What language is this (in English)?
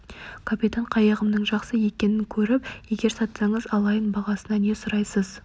Kazakh